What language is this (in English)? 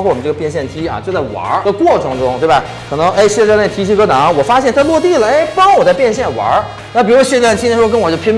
Chinese